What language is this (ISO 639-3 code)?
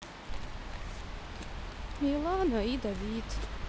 rus